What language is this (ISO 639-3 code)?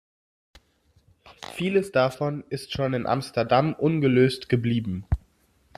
deu